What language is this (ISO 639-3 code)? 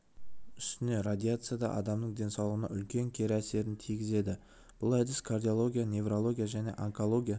kaz